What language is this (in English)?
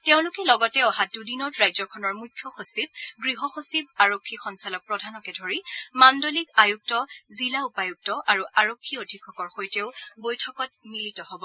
Assamese